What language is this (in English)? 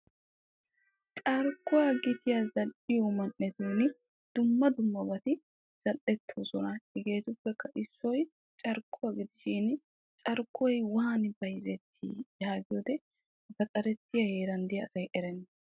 Wolaytta